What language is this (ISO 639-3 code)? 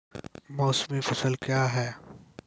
mai